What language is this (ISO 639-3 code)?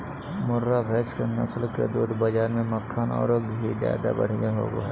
mag